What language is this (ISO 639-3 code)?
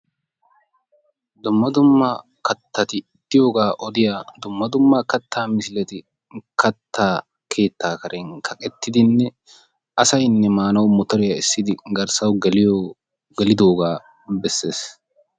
wal